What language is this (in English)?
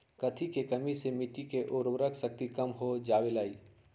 Magahi